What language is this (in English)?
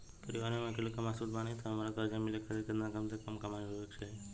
Bhojpuri